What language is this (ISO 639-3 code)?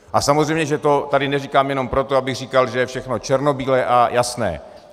ces